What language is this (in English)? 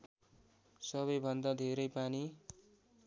Nepali